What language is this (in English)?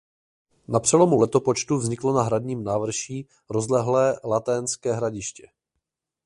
Czech